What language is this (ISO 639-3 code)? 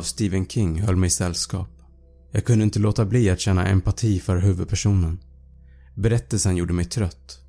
swe